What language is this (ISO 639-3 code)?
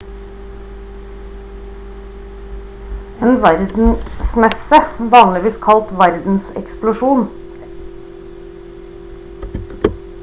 nob